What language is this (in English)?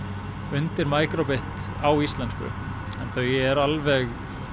Icelandic